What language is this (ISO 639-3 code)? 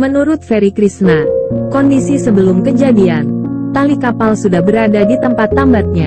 ind